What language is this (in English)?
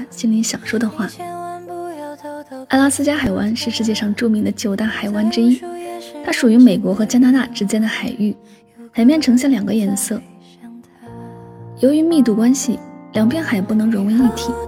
Chinese